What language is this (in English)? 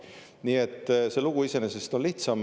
Estonian